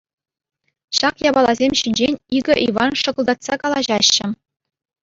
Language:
Chuvash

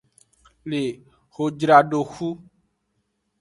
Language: Aja (Benin)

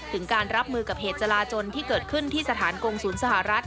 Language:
Thai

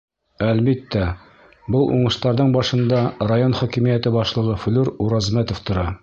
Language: Bashkir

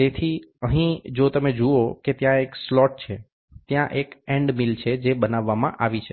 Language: Gujarati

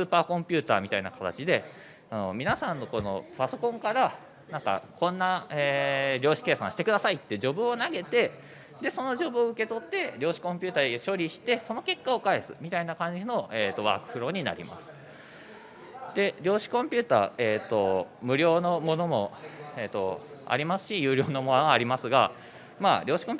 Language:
Japanese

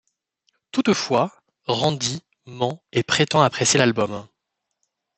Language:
French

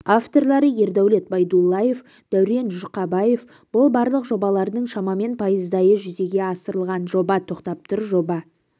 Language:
Kazakh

